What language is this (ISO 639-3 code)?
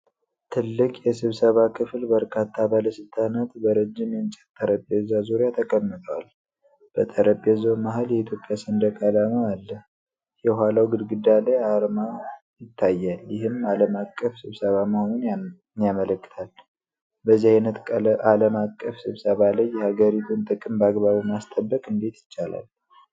amh